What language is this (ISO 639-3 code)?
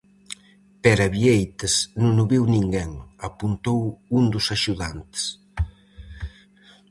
glg